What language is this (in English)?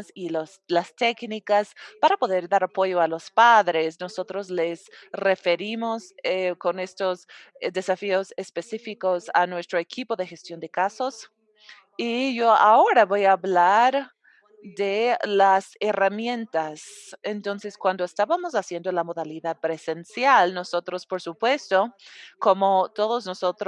Spanish